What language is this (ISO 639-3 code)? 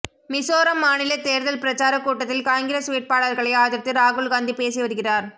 tam